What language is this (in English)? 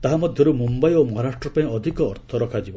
Odia